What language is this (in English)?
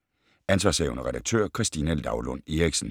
Danish